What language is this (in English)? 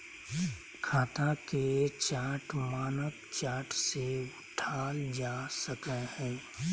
Magahi